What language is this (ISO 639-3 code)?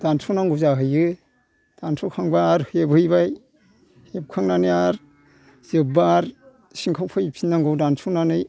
brx